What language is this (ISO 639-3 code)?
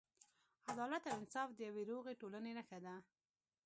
pus